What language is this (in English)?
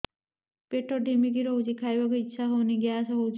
Odia